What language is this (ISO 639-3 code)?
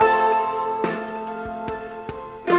ind